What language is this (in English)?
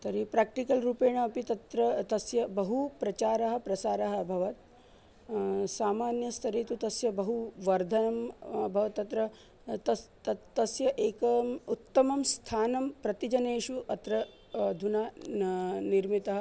Sanskrit